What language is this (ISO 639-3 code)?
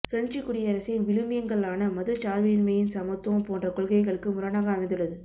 tam